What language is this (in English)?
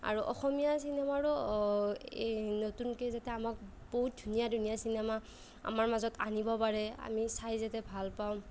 Assamese